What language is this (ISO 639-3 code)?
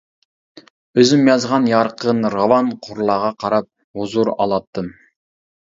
uig